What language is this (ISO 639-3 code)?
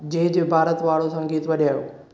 snd